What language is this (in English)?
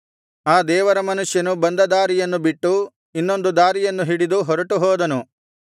Kannada